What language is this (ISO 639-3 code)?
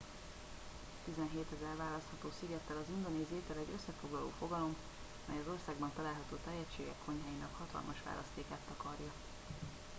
hun